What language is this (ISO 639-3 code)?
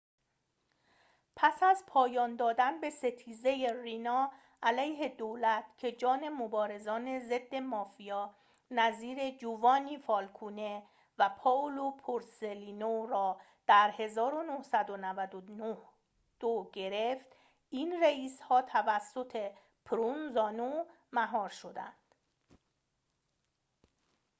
fas